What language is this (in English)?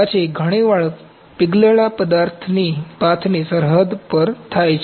Gujarati